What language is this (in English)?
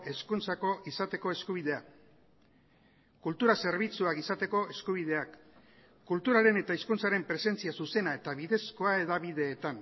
Basque